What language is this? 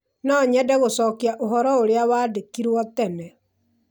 Kikuyu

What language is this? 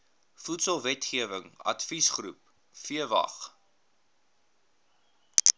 Afrikaans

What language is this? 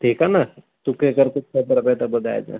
Sindhi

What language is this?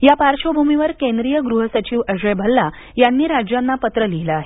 Marathi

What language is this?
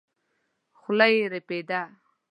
Pashto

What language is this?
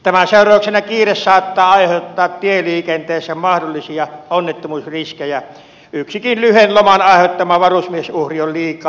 Finnish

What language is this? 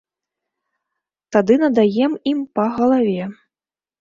Belarusian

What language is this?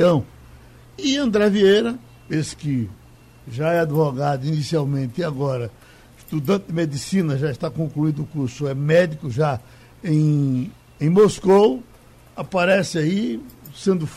Portuguese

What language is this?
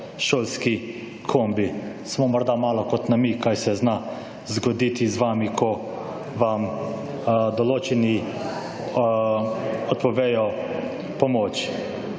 Slovenian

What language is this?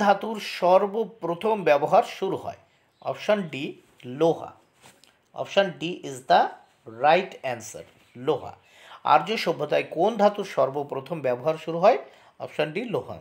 Hindi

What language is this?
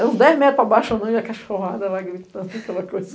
Portuguese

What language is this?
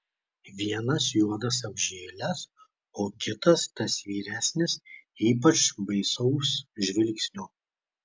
Lithuanian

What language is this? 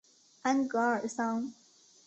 Chinese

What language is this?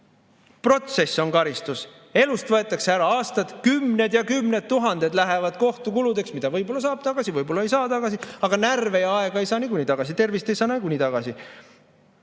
Estonian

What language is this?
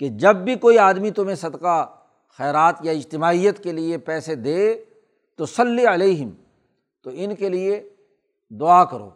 Urdu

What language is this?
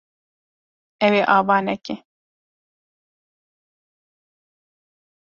Kurdish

